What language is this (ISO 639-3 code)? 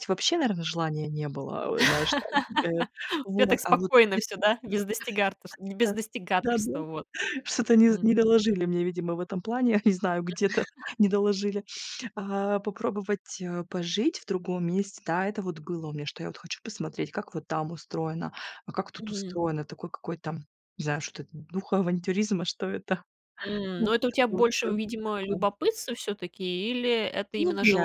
rus